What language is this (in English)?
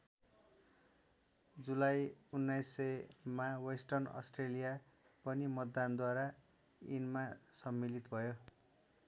Nepali